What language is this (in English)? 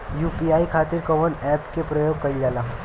Bhojpuri